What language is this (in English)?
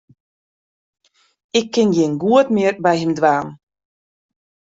Western Frisian